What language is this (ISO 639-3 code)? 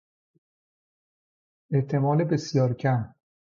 fas